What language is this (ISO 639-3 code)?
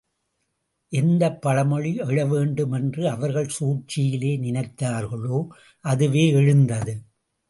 tam